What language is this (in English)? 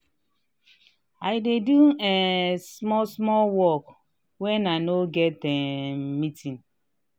Nigerian Pidgin